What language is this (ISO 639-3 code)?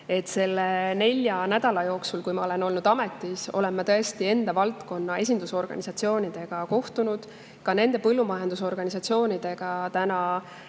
est